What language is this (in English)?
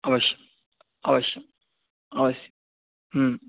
Sanskrit